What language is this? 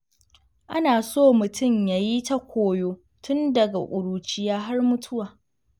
Hausa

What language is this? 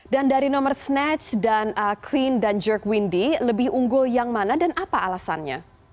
Indonesian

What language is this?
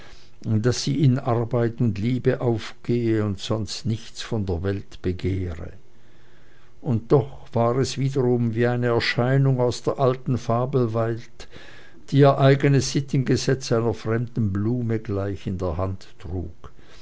German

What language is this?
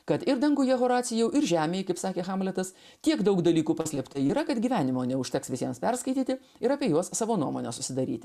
Lithuanian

